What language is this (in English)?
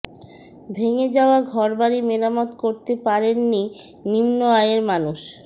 Bangla